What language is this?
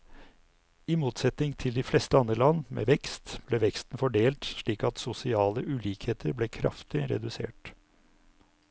Norwegian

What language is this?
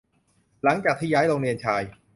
Thai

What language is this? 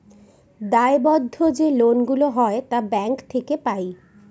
Bangla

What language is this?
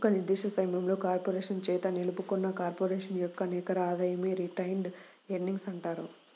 Telugu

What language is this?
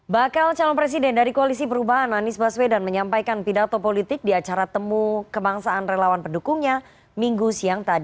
Indonesian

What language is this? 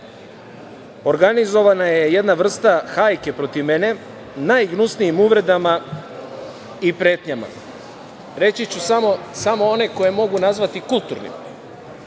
Serbian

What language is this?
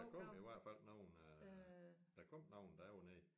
Danish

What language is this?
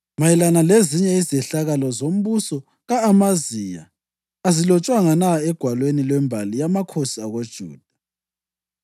North Ndebele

